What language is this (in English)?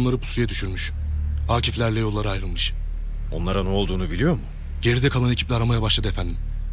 Turkish